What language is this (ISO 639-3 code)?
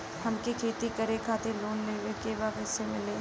bho